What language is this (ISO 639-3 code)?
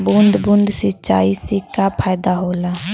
bho